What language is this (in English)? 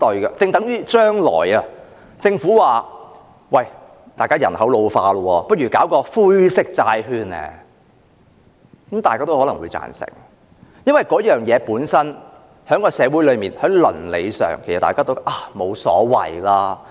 Cantonese